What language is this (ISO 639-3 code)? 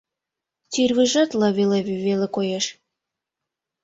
chm